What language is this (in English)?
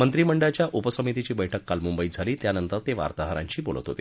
Marathi